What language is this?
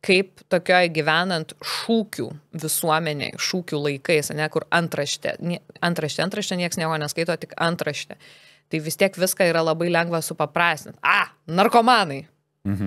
Lithuanian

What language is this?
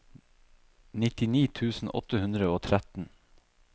Norwegian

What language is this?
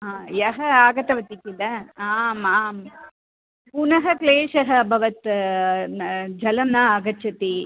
Sanskrit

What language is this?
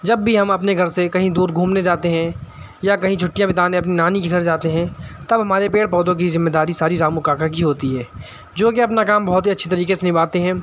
Urdu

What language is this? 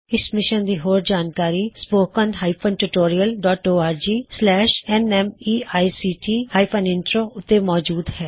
Punjabi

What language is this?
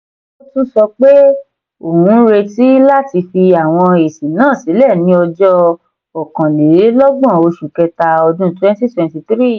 Yoruba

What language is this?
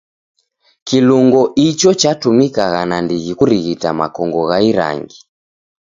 Taita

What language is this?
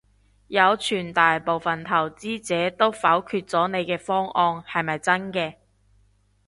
Cantonese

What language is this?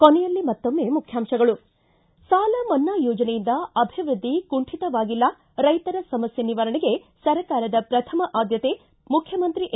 Kannada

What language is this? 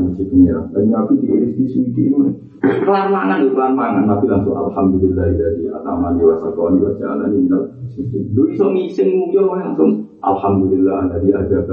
Malay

